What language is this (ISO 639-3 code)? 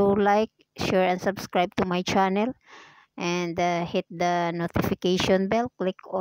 fil